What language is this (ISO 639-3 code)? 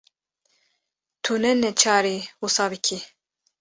kur